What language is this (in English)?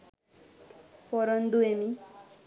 Sinhala